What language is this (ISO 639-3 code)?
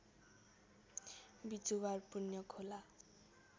nep